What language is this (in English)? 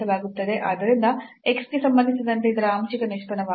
Kannada